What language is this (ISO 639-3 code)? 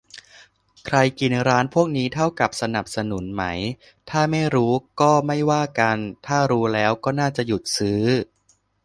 tha